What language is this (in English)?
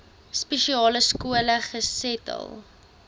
Afrikaans